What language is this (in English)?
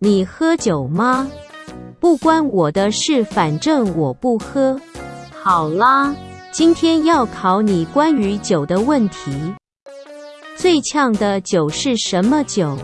Chinese